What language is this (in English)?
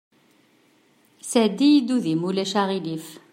Kabyle